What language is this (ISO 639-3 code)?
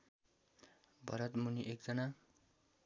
nep